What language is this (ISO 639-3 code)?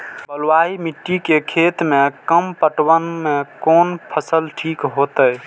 mai